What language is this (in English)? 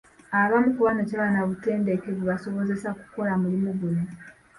Ganda